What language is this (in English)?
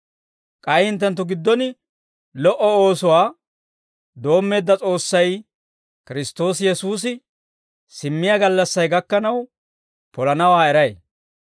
Dawro